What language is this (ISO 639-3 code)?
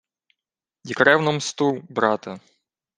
ukr